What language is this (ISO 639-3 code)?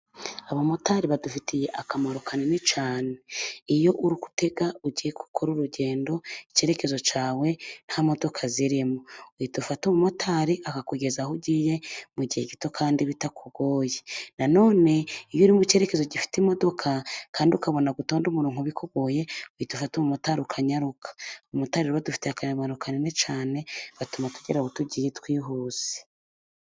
kin